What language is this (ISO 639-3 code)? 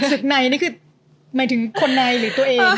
tha